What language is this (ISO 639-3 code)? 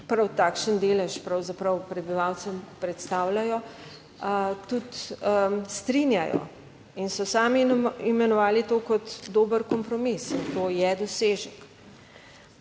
slv